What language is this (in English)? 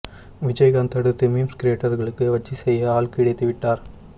Tamil